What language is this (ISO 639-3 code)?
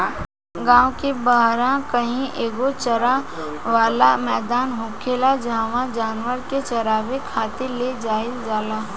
bho